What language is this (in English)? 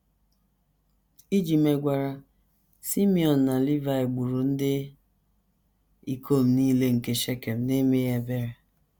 Igbo